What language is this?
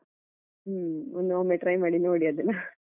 Kannada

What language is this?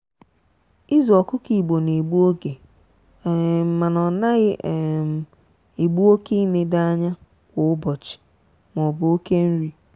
Igbo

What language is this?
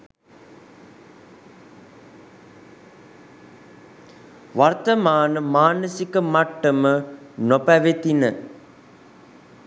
Sinhala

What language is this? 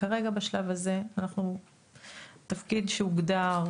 Hebrew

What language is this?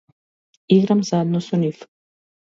Macedonian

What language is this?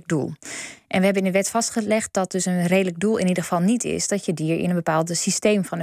Dutch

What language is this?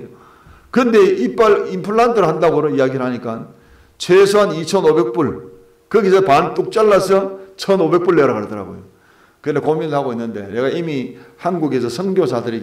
Korean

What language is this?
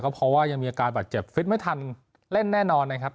Thai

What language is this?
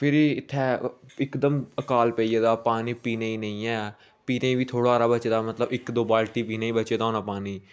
Dogri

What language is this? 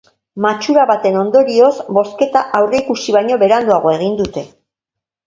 Basque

